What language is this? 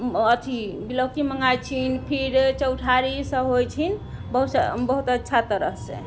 Maithili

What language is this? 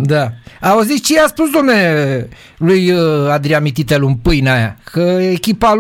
Romanian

